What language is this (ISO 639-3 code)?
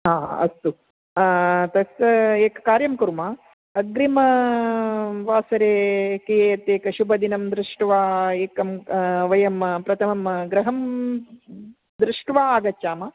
san